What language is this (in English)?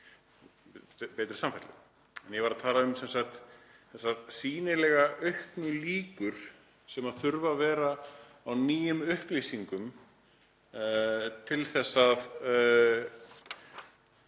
Icelandic